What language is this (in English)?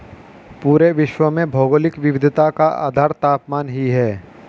Hindi